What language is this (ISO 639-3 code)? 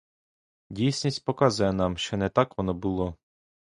ukr